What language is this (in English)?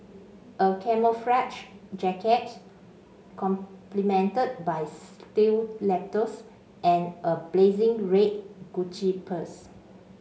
English